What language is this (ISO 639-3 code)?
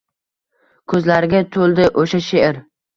uzb